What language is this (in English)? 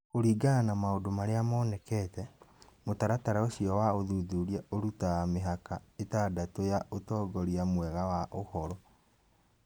Kikuyu